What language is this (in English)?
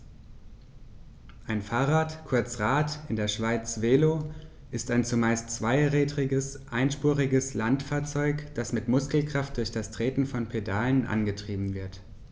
German